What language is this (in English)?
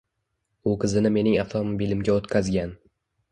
Uzbek